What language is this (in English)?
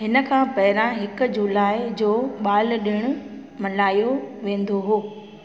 Sindhi